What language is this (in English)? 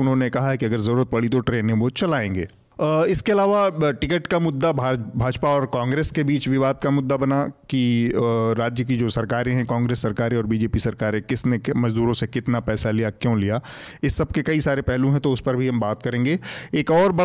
Hindi